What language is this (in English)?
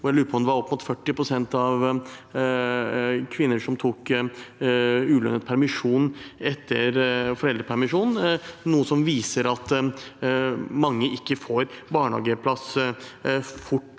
Norwegian